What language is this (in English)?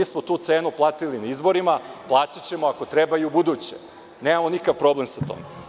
Serbian